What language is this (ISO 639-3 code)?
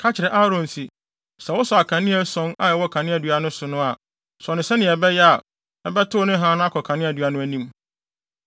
aka